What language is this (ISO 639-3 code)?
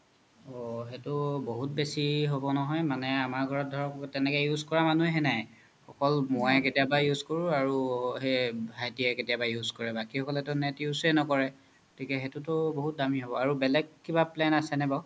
asm